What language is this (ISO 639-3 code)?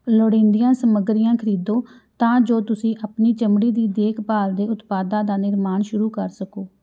pan